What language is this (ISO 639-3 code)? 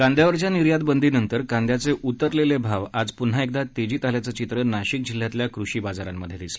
mar